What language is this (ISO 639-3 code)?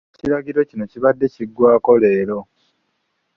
lug